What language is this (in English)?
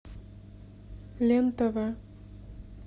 Russian